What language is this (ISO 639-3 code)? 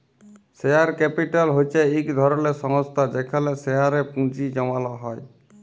ben